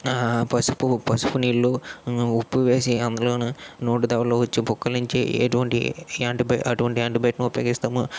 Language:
Telugu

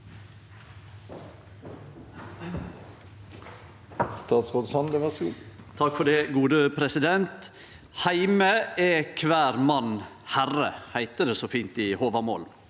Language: Norwegian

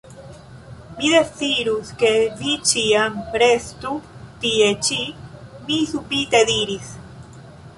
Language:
Esperanto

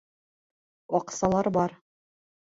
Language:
Bashkir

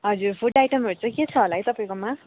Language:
Nepali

